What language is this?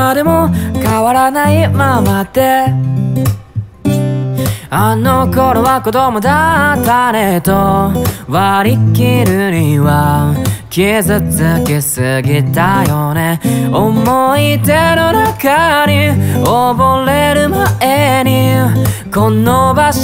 Romanian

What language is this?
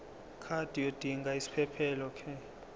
Zulu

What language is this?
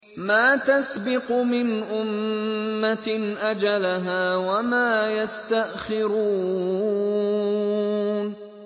Arabic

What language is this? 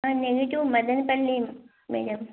Telugu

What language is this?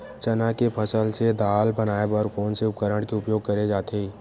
Chhattisgarhi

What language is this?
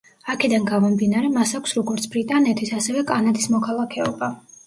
Georgian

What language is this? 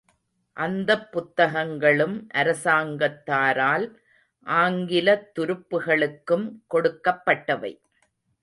Tamil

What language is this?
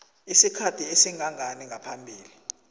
South Ndebele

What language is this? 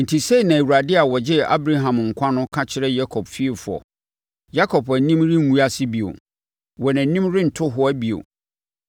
Akan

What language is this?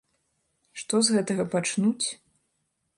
Belarusian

